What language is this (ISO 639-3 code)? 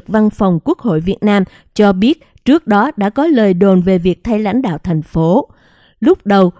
vie